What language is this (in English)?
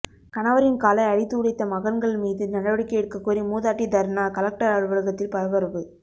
Tamil